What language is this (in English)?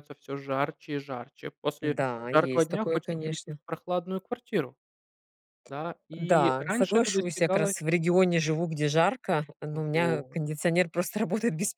Russian